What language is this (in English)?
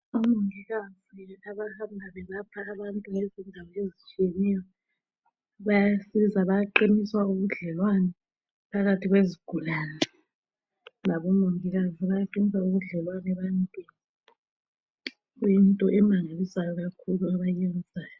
North Ndebele